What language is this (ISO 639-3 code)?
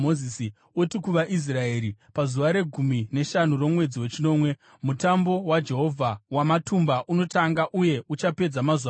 sna